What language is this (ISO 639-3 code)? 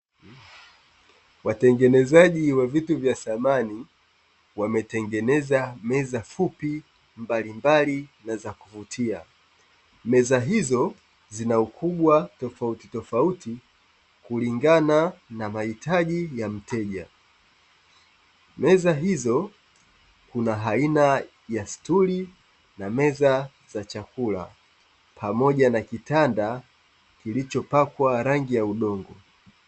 swa